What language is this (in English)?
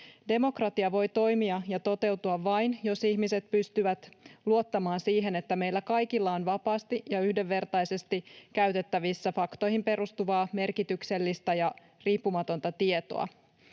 Finnish